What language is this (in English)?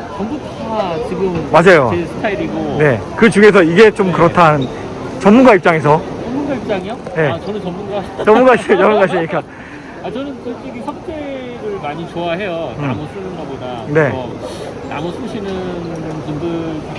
Korean